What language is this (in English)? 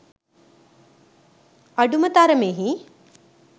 Sinhala